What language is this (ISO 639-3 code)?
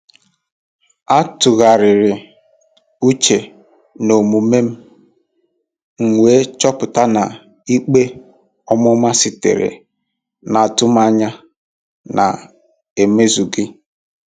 ibo